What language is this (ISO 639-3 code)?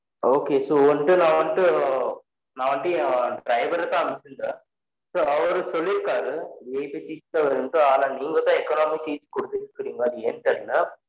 tam